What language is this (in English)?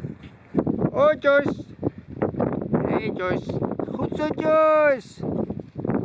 Dutch